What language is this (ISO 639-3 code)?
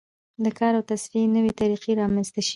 pus